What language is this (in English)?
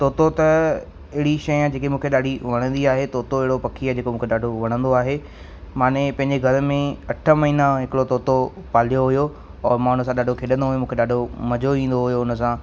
Sindhi